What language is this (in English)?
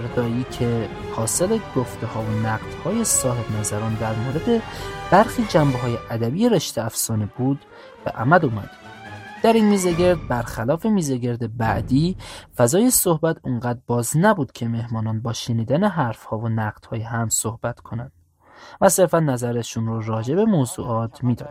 Persian